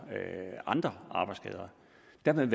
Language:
Danish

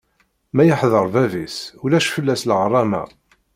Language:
Kabyle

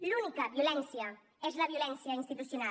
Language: Catalan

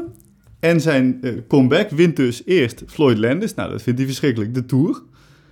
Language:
Dutch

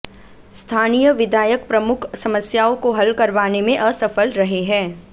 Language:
Hindi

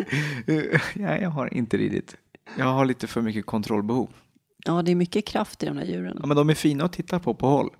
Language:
Swedish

